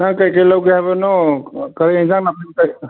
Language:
Manipuri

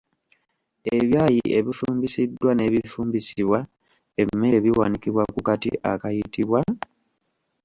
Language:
Ganda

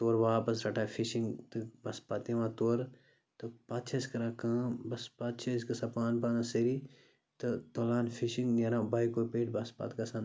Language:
Kashmiri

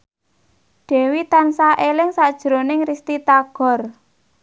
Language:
Javanese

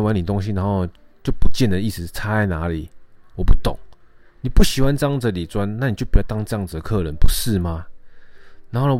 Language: Chinese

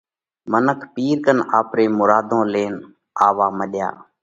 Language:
Parkari Koli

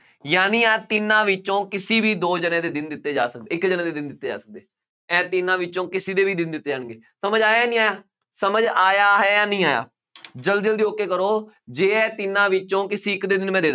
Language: Punjabi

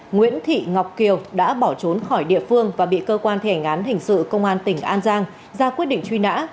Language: Vietnamese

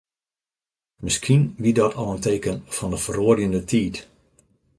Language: Western Frisian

